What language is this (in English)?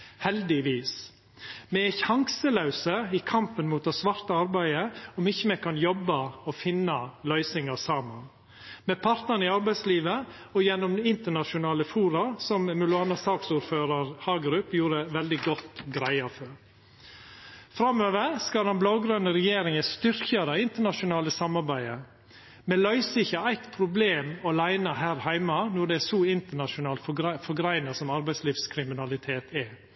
Norwegian Nynorsk